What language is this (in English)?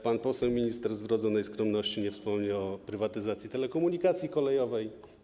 Polish